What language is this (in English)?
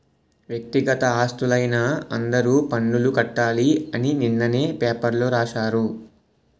Telugu